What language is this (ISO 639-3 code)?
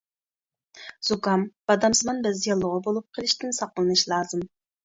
uig